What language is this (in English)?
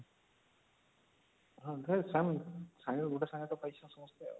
Odia